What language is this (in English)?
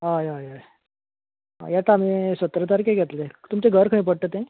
Konkani